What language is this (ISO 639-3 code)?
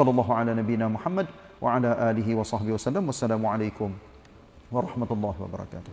msa